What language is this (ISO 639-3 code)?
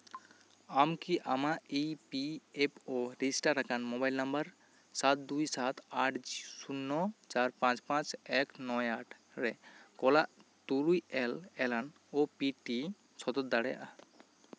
sat